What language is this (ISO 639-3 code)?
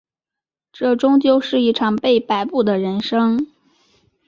zho